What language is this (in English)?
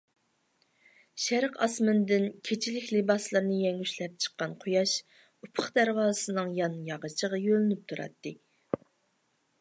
Uyghur